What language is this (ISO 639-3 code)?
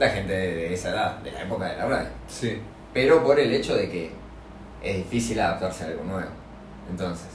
spa